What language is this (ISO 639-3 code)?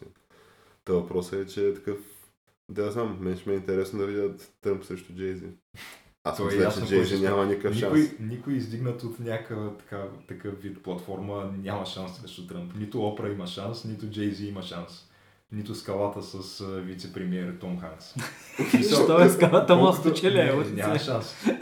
bul